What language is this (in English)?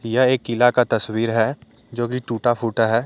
Hindi